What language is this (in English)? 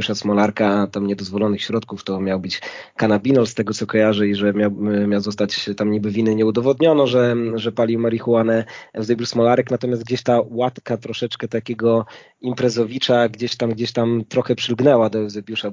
Polish